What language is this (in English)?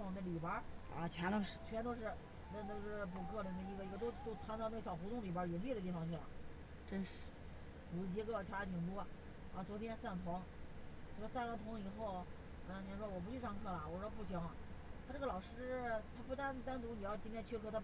Chinese